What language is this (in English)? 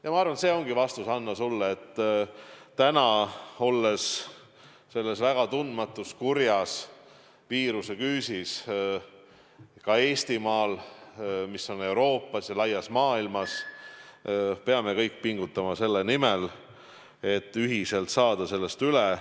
Estonian